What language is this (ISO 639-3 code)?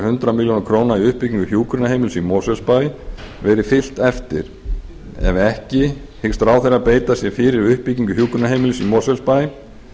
isl